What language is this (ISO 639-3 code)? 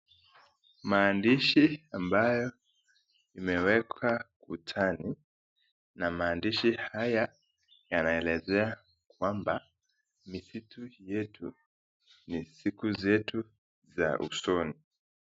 swa